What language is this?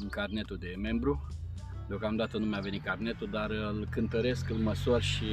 Romanian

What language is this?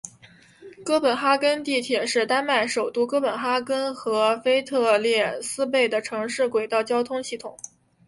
Chinese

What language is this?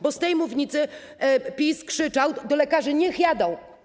Polish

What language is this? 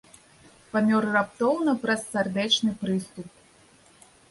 Belarusian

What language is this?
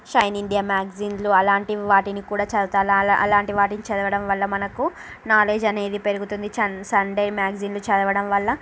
Telugu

